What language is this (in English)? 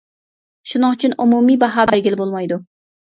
Uyghur